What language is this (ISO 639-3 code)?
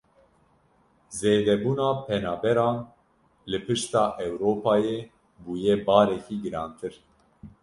kur